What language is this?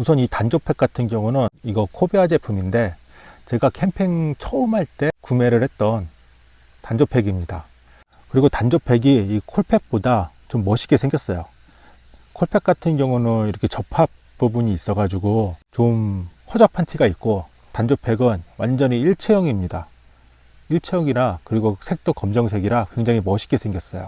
Korean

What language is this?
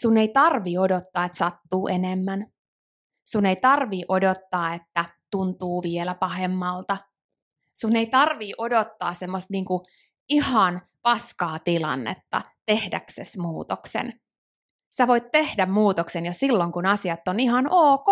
Finnish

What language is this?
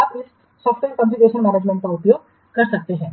Hindi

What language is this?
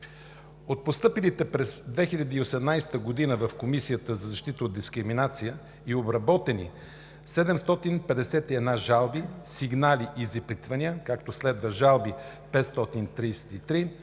Bulgarian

